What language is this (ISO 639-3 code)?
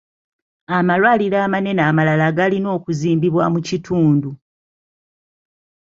lug